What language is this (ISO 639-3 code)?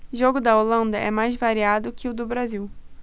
por